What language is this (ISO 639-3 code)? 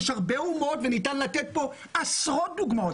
heb